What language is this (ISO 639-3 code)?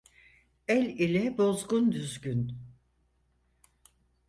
tur